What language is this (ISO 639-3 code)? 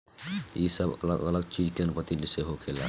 bho